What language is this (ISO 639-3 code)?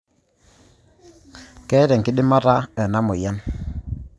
mas